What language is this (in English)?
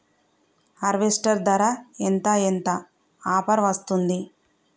Telugu